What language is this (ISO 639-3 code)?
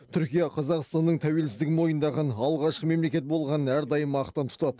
kaz